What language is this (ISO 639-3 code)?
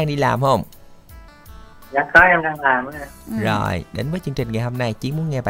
vie